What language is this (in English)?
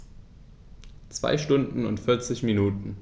German